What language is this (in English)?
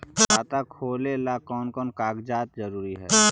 Magahi